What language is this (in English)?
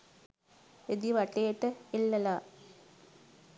Sinhala